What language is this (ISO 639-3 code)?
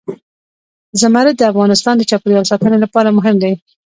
pus